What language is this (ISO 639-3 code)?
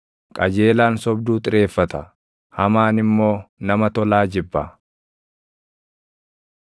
orm